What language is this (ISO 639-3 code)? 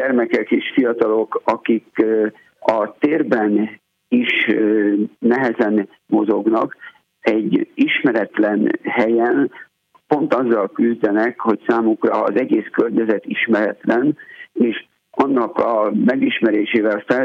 hun